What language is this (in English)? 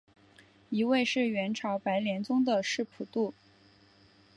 Chinese